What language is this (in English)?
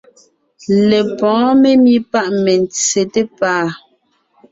Ngiemboon